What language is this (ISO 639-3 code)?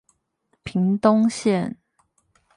zho